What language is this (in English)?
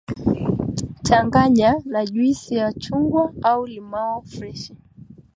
Swahili